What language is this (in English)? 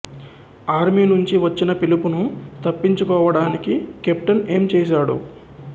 Telugu